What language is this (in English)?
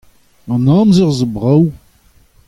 Breton